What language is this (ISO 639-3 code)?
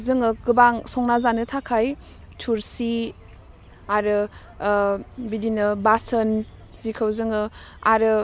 brx